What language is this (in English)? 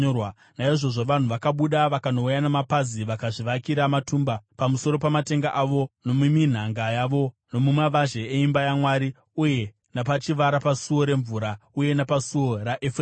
Shona